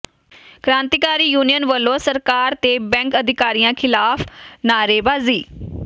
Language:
Punjabi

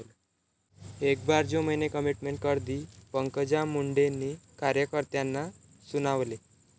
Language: Marathi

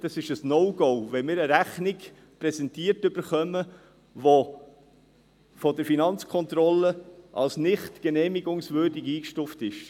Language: Swiss German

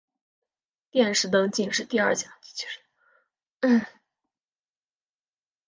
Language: Chinese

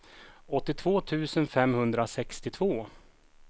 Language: Swedish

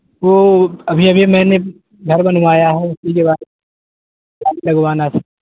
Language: Urdu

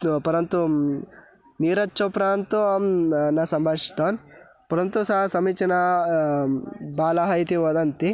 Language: Sanskrit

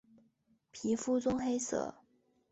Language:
Chinese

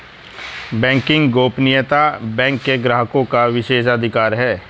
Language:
Hindi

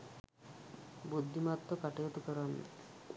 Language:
Sinhala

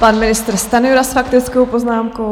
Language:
Czech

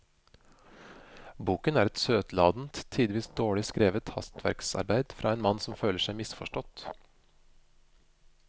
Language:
Norwegian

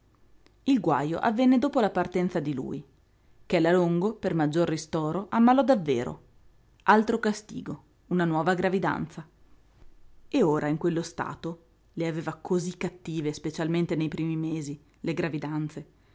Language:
Italian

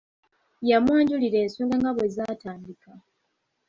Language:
Ganda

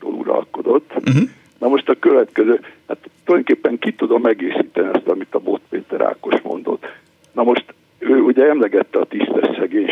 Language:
Hungarian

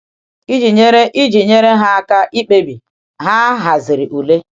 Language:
Igbo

